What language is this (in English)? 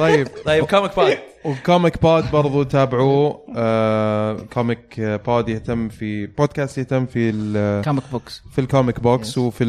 Arabic